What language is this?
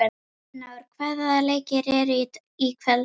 Icelandic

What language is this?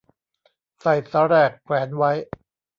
Thai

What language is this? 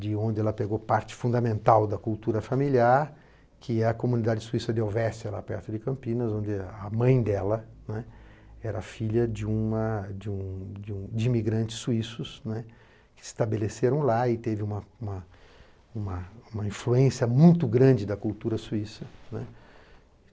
Portuguese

